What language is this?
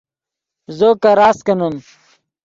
Yidgha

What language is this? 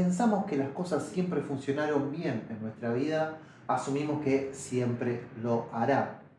Spanish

